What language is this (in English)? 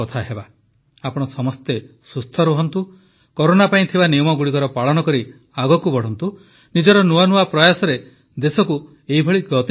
Odia